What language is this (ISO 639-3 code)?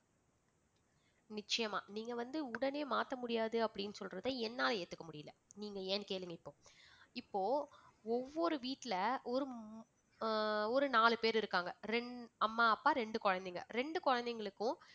tam